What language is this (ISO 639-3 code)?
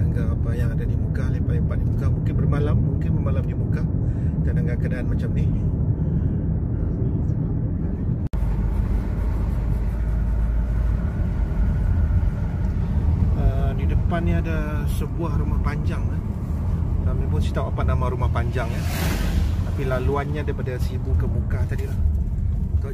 msa